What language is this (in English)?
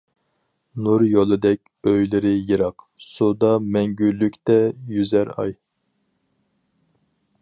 Uyghur